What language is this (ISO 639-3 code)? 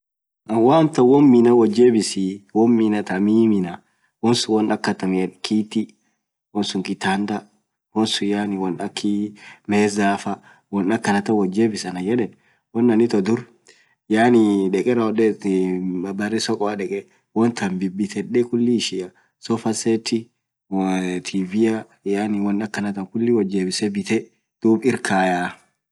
orc